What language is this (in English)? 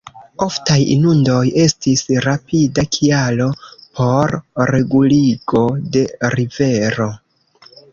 Esperanto